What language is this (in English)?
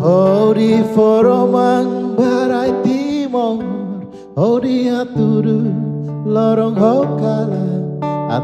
Spanish